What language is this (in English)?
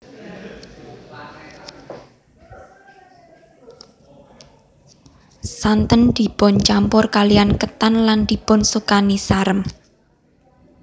Javanese